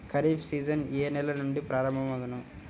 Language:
Telugu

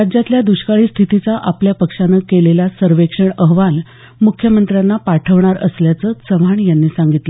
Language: Marathi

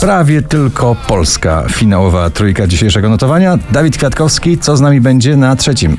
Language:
Polish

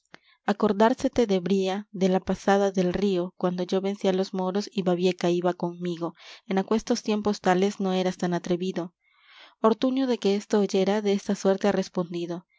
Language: Spanish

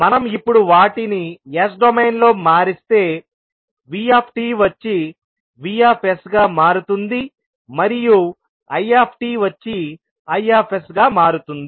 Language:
Telugu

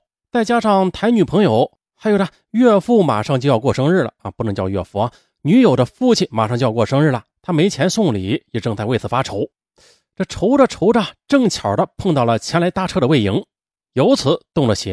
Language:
Chinese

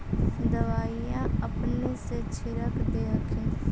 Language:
Magahi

